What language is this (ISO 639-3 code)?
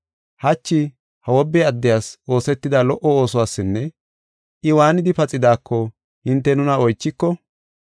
gof